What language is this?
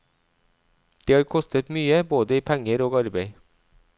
Norwegian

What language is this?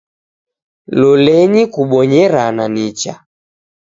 Taita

